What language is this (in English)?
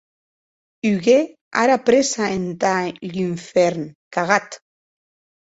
Occitan